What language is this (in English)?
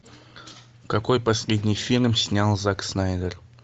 Russian